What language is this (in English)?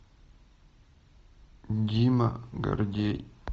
Russian